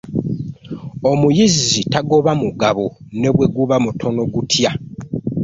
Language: Ganda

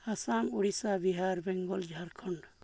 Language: Santali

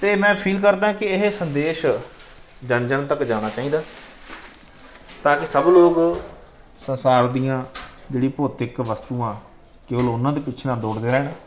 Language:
Punjabi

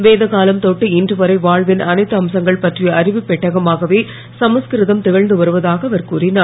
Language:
Tamil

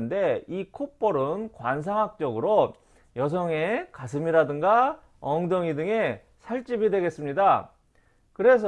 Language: Korean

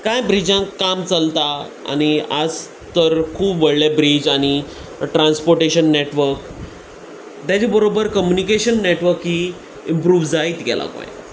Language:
Konkani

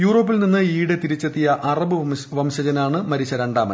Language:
Malayalam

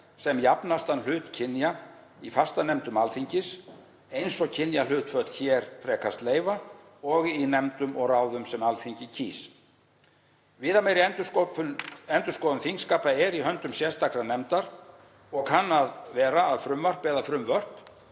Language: Icelandic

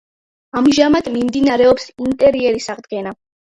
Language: Georgian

